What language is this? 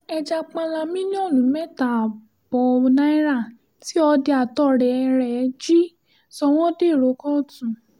Yoruba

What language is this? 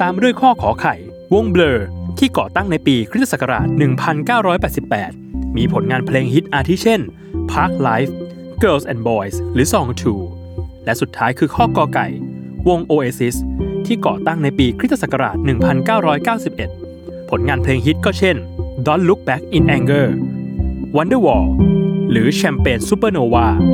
Thai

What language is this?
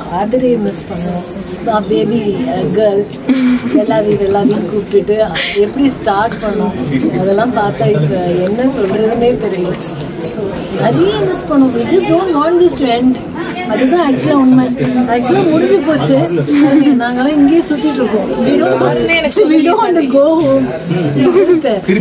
Tamil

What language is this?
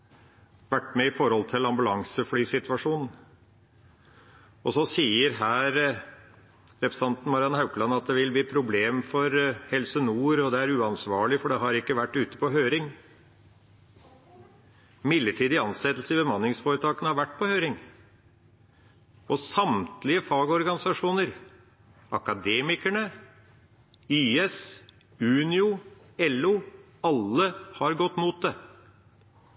Norwegian Bokmål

